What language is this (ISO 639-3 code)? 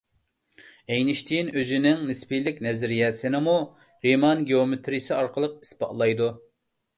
uig